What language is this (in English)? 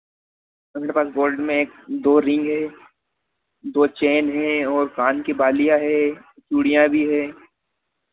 Hindi